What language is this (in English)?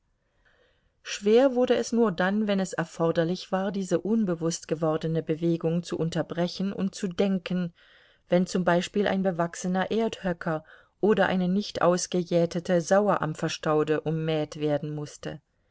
German